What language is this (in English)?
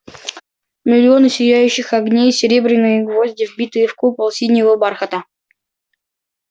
Russian